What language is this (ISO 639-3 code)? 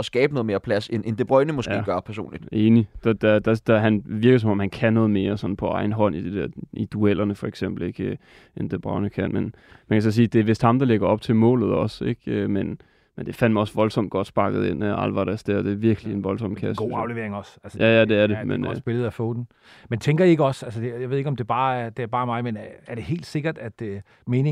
dan